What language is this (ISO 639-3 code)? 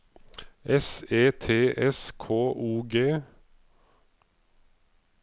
nor